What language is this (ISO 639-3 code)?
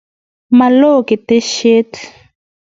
kln